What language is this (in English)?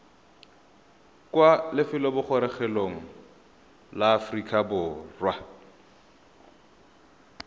Tswana